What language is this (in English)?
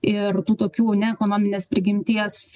Lithuanian